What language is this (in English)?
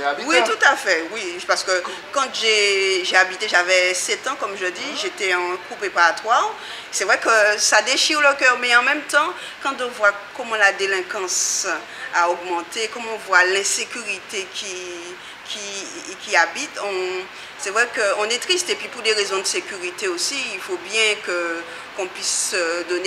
French